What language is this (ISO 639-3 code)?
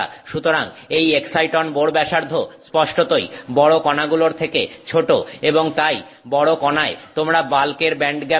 ben